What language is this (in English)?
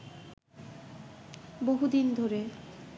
Bangla